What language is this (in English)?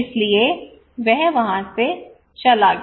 Hindi